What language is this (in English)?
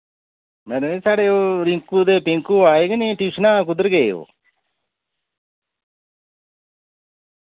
Dogri